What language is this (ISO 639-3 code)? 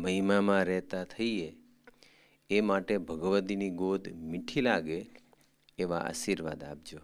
guj